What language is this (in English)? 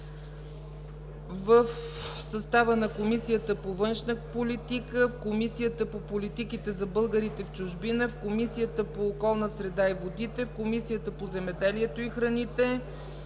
Bulgarian